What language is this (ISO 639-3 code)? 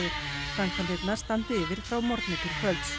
isl